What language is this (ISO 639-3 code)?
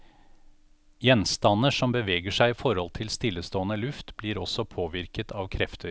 nor